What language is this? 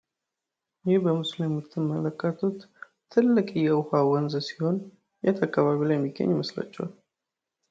Amharic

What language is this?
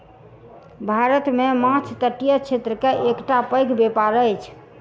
Maithili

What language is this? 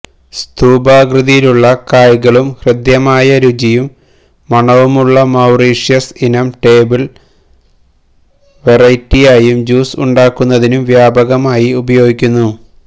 Malayalam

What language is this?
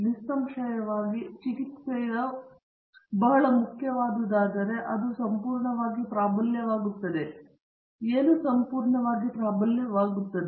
Kannada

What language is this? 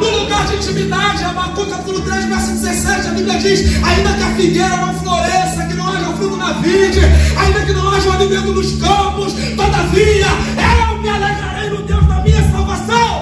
Portuguese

